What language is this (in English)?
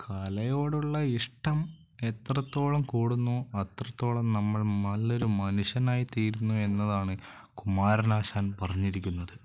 Malayalam